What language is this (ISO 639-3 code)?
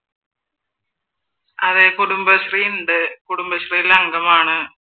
mal